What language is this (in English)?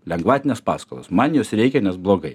Lithuanian